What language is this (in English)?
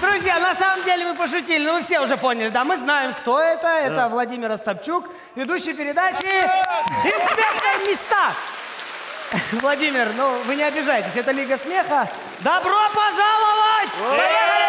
Russian